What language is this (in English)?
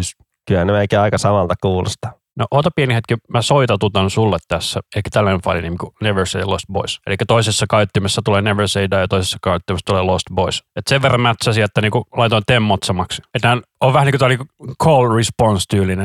Finnish